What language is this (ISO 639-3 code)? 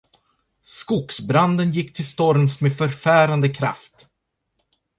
swe